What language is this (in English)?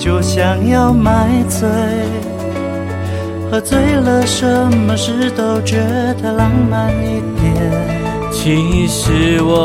Chinese